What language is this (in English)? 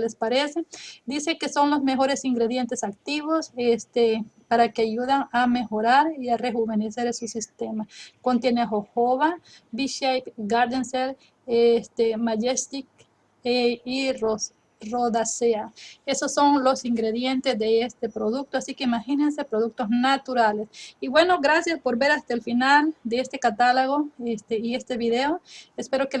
Spanish